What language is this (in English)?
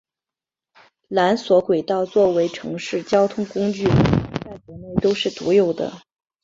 Chinese